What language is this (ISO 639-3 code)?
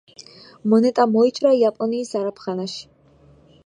kat